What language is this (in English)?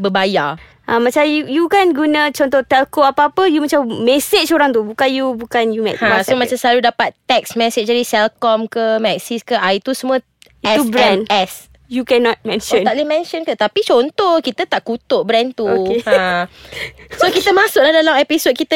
Malay